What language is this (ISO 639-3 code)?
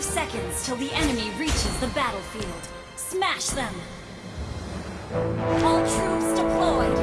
ind